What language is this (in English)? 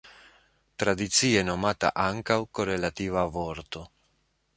Esperanto